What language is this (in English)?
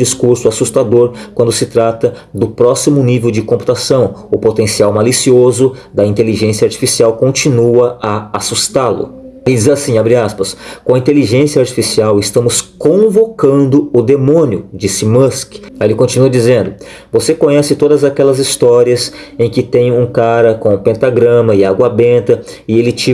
Portuguese